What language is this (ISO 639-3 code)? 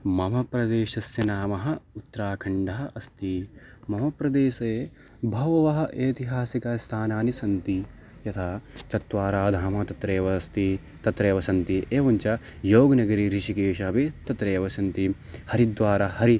san